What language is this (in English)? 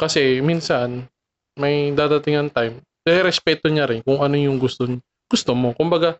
Filipino